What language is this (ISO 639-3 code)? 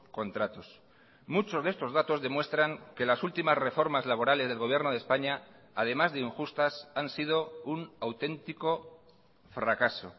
spa